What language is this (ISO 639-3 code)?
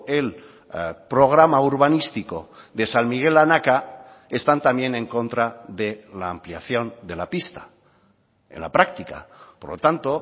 spa